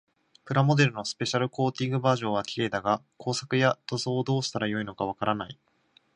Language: Japanese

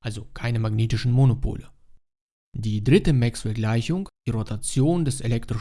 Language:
German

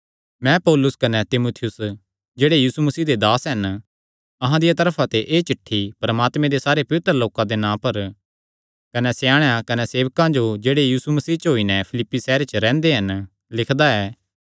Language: Kangri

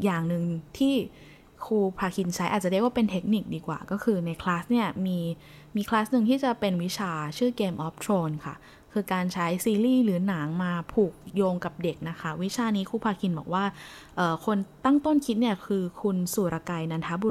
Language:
Thai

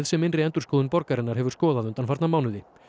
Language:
Icelandic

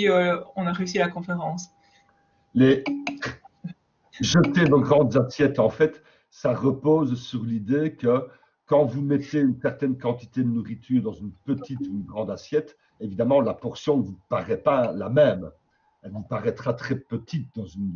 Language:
French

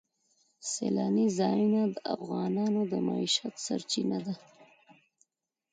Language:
Pashto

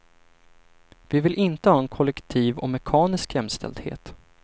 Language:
Swedish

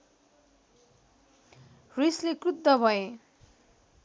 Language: Nepali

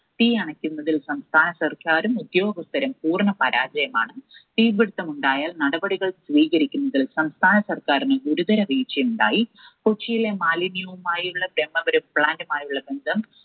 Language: Malayalam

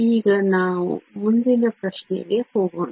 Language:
Kannada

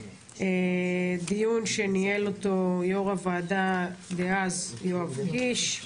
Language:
Hebrew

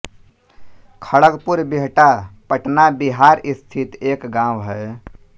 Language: Hindi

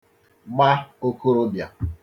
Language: Igbo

